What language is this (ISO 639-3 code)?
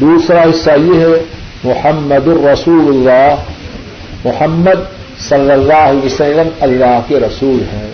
urd